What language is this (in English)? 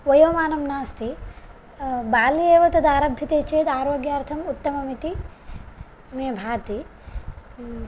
Sanskrit